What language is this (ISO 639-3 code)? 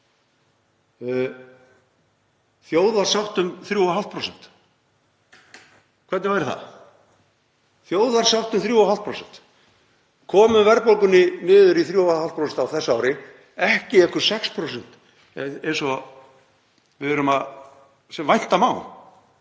isl